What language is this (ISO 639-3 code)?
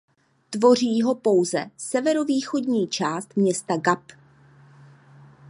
ces